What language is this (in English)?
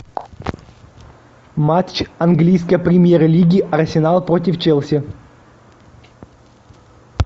Russian